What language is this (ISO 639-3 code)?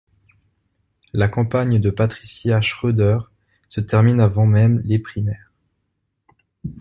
fra